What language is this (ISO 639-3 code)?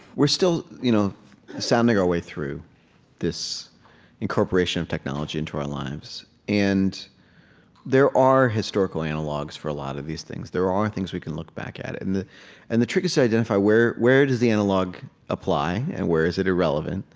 eng